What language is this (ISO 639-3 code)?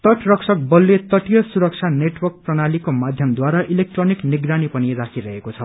nep